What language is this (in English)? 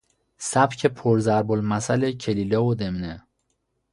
Persian